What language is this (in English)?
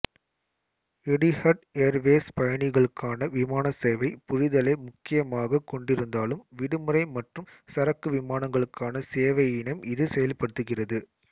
Tamil